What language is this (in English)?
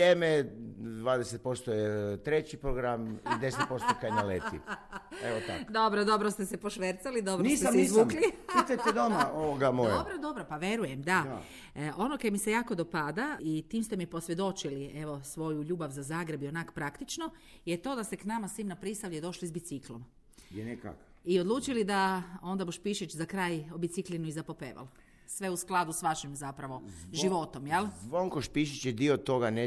Croatian